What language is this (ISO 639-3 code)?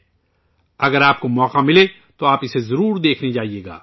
urd